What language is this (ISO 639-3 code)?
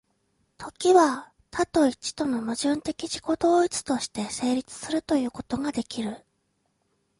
jpn